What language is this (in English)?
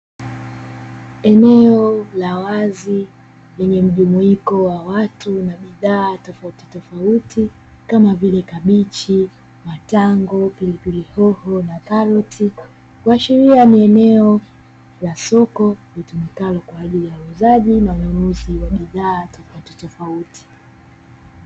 Swahili